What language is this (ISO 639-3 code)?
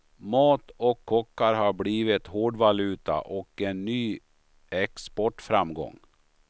swe